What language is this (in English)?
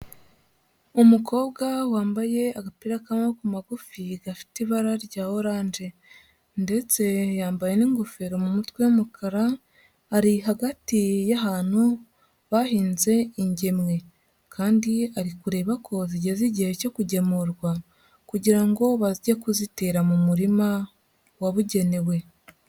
Kinyarwanda